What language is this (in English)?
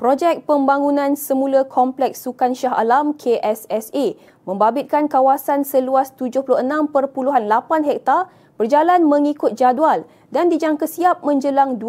Malay